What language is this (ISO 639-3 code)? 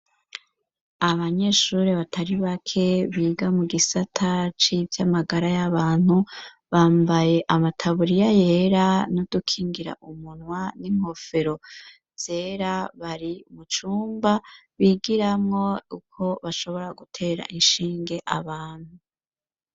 run